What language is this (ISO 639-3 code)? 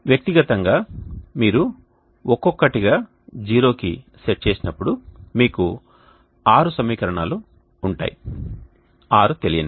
tel